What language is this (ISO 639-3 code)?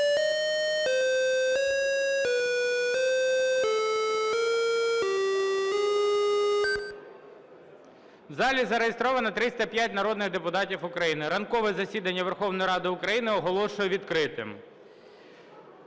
ukr